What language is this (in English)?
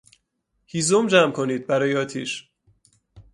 Persian